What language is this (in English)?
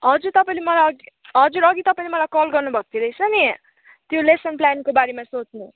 Nepali